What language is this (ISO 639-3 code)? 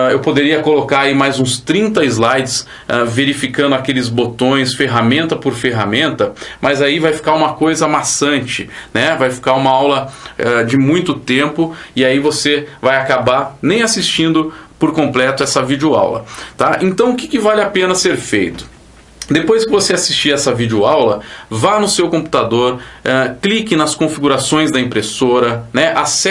por